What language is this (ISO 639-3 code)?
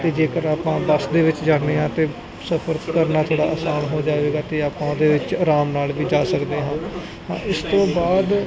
pan